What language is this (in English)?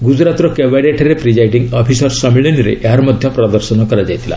Odia